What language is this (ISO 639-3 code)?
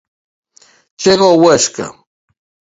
glg